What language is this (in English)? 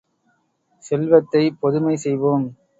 Tamil